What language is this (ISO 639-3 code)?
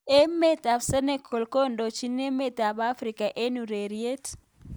kln